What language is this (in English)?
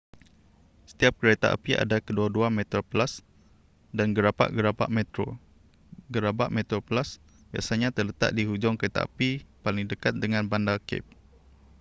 Malay